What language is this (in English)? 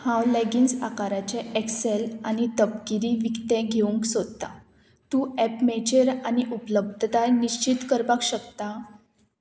Konkani